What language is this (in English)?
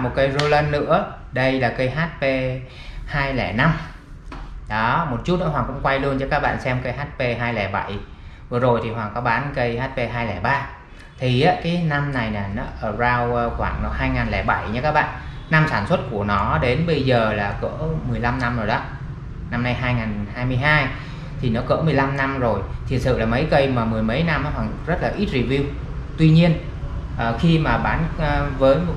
Vietnamese